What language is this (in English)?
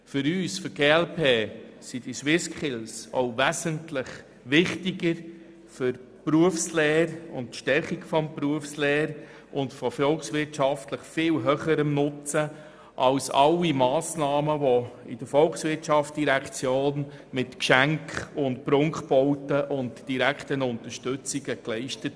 Swiss German